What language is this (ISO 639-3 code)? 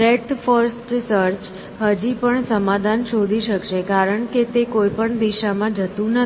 guj